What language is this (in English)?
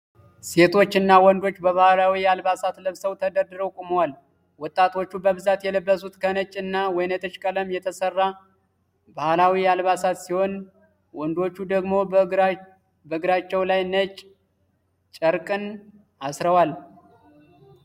Amharic